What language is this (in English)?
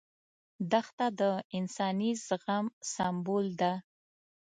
Pashto